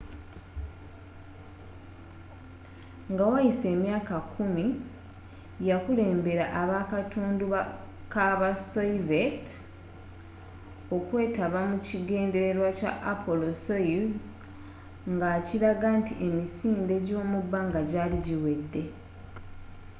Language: Ganda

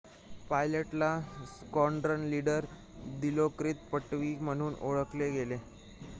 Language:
Marathi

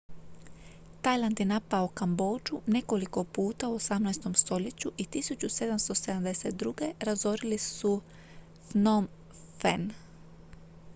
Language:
Croatian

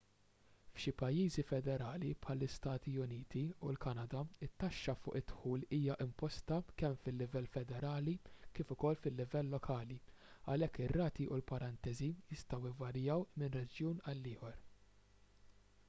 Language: Maltese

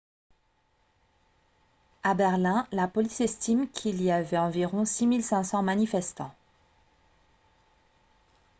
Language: French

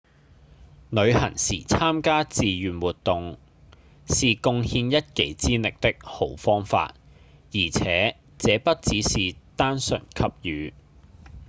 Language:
Cantonese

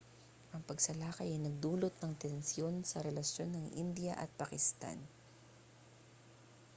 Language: Filipino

